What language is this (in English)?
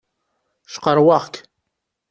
Kabyle